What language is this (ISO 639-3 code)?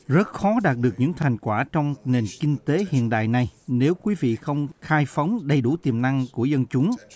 vie